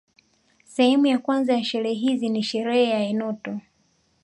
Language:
Swahili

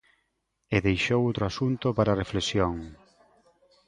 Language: Galician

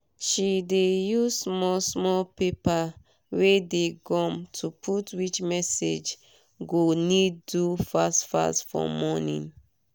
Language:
Nigerian Pidgin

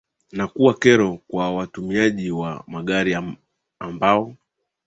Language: Swahili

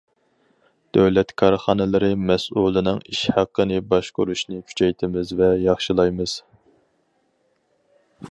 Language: Uyghur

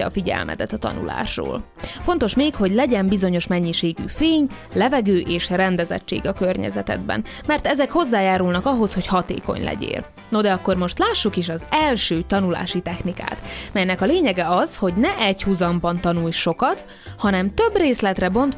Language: Hungarian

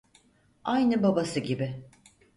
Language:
Turkish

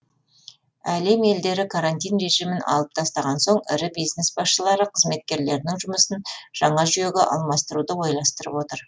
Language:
Kazakh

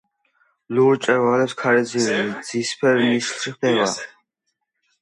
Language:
Georgian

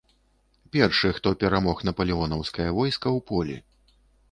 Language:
Belarusian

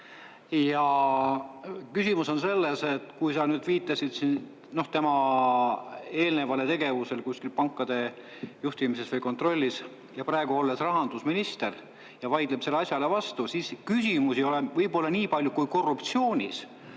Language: Estonian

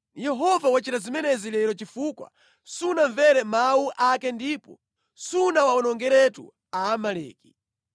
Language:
Nyanja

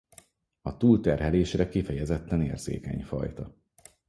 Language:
Hungarian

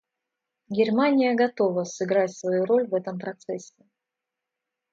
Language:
Russian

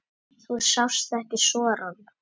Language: Icelandic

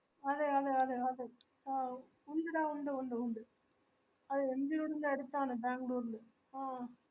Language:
Malayalam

